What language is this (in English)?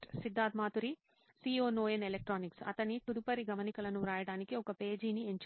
Telugu